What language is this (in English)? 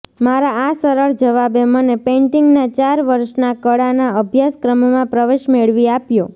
Gujarati